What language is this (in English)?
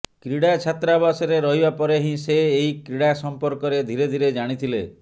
Odia